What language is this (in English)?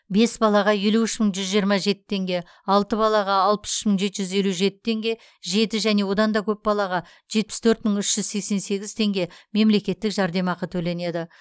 Kazakh